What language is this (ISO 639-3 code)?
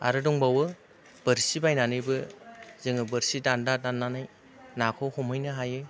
brx